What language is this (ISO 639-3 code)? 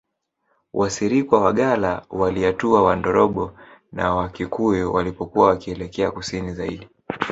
swa